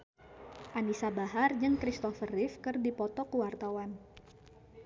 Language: Sundanese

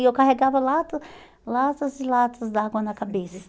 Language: Portuguese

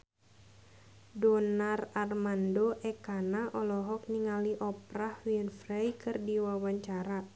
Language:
Sundanese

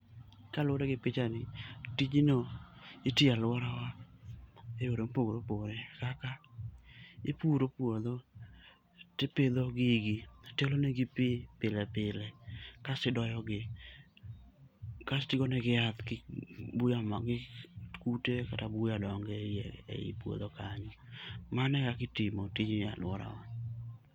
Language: Luo (Kenya and Tanzania)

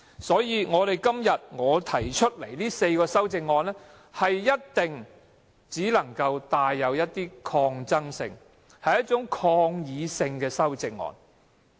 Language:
Cantonese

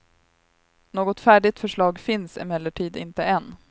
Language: Swedish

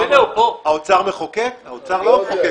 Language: Hebrew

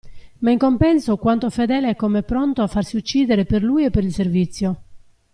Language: Italian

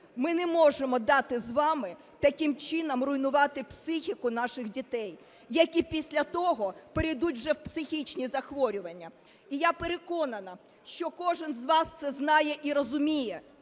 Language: Ukrainian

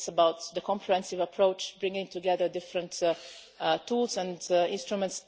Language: English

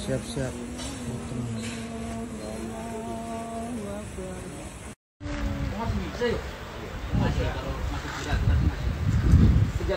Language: Indonesian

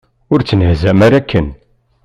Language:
Kabyle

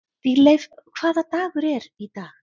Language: Icelandic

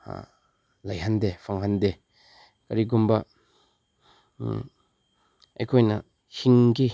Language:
Manipuri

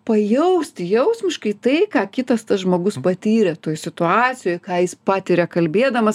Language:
Lithuanian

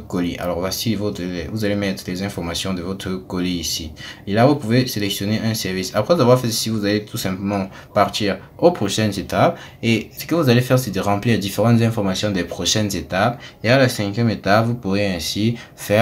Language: French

